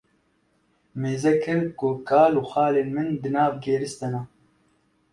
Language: Kurdish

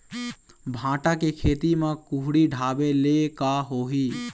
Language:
Chhattisgarhi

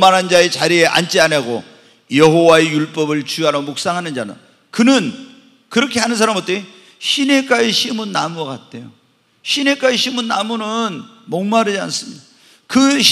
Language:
Korean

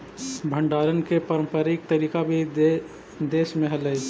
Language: Magahi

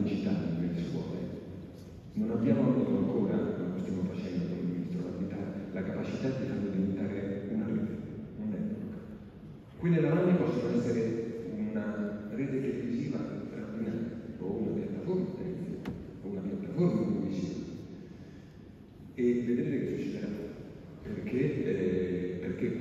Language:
Italian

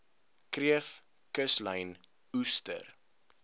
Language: Afrikaans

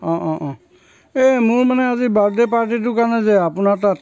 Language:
Assamese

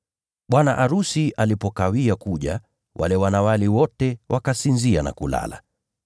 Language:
Swahili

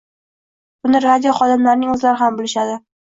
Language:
Uzbek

